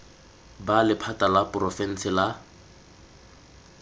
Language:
Tswana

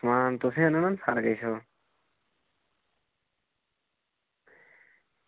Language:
Dogri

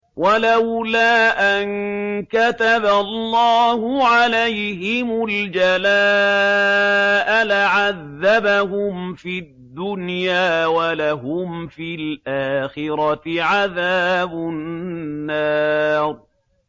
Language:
Arabic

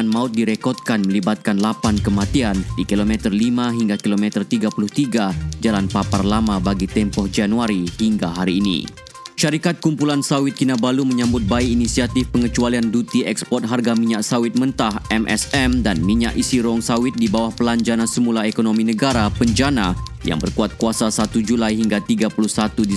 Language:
Malay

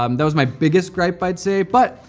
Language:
English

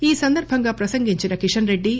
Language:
Telugu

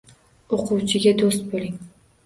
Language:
Uzbek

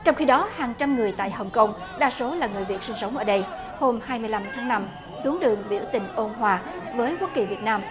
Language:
Vietnamese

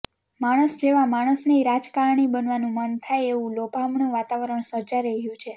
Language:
Gujarati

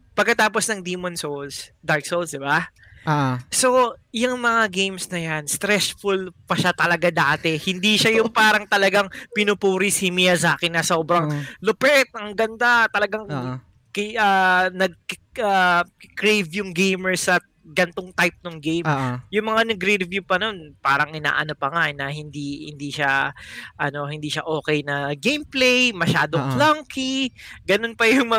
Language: Filipino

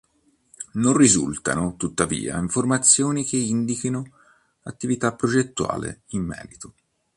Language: Italian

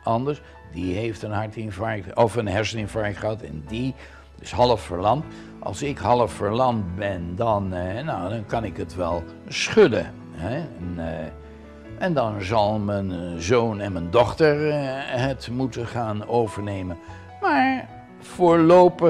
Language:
Dutch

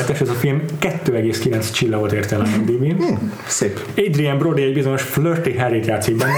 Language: Hungarian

